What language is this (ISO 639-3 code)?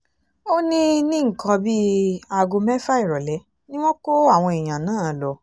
yor